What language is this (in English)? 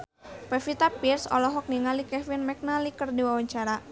Sundanese